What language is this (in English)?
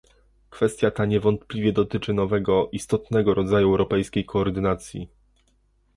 Polish